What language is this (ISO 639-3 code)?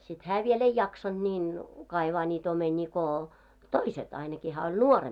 fin